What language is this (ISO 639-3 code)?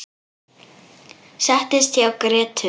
isl